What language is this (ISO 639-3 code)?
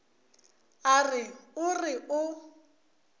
nso